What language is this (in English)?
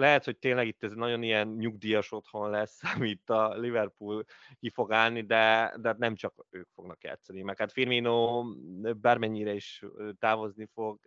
Hungarian